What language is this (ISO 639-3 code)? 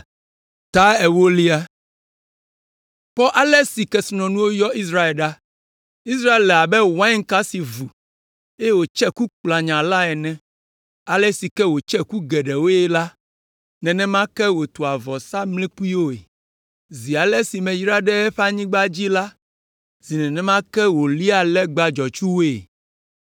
ewe